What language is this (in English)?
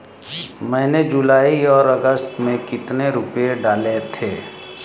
Hindi